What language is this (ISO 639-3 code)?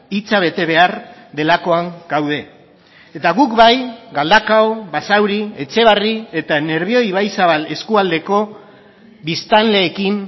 eus